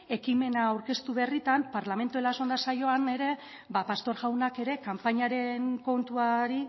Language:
Basque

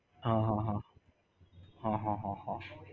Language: Gujarati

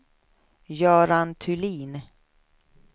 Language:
Swedish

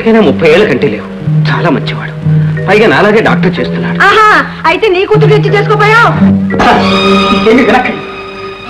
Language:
Telugu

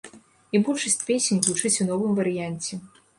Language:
Belarusian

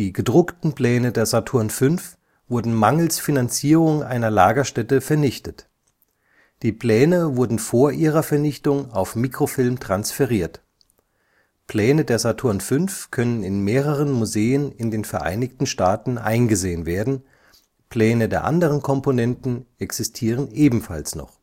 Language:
German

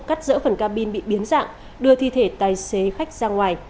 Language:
Vietnamese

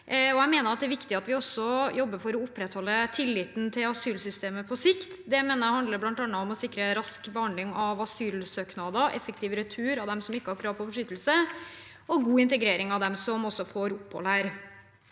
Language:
Norwegian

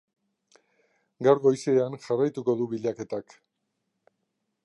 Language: Basque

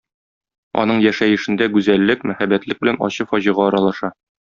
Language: Tatar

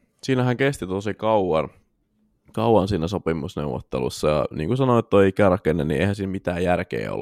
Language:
Finnish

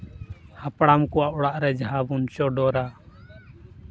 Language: Santali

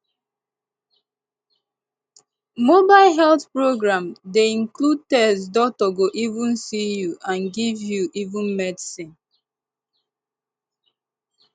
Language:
Nigerian Pidgin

